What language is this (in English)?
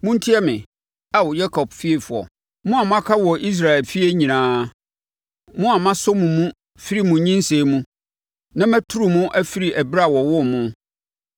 Akan